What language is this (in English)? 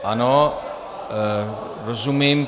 Czech